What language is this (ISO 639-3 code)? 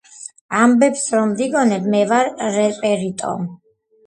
kat